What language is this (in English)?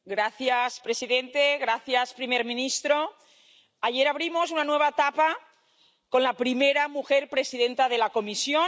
Spanish